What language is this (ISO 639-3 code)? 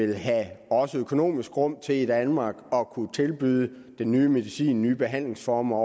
dan